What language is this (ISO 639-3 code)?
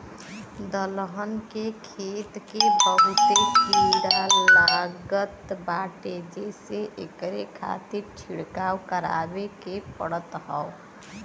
bho